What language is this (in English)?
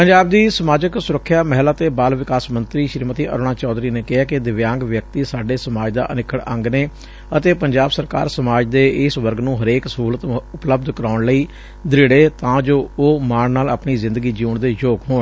Punjabi